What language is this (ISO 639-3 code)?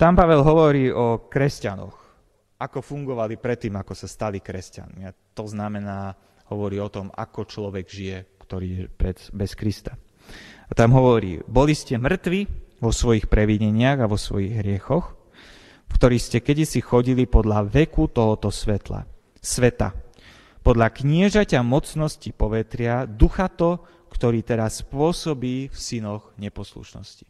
slk